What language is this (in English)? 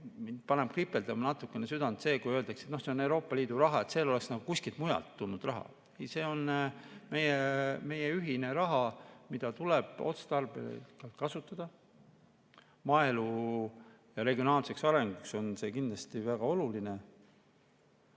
Estonian